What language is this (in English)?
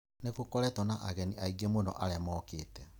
Kikuyu